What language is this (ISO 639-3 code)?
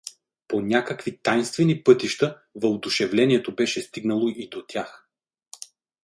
bul